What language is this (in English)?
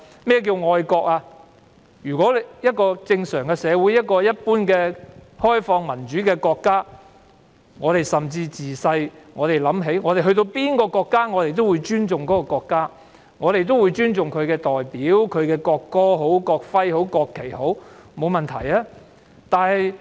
Cantonese